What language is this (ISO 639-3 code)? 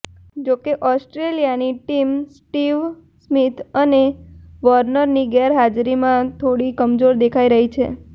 guj